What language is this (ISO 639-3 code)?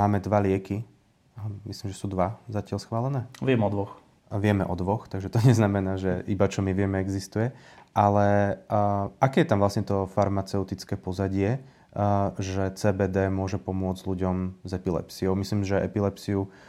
slk